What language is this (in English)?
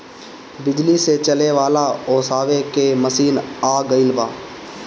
Bhojpuri